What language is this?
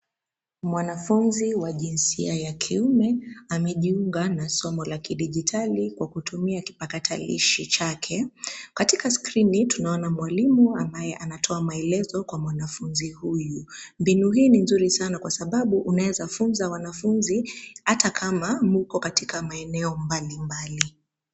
Swahili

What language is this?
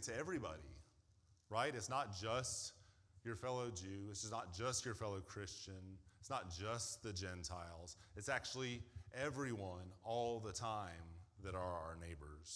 English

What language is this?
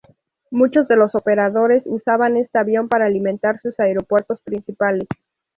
Spanish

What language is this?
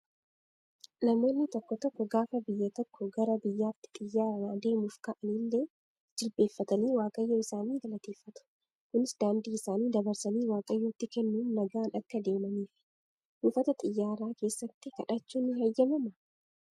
Oromo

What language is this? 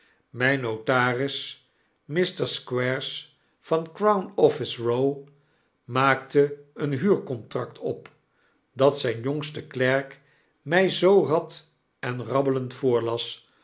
Dutch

